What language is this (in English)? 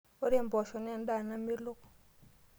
Masai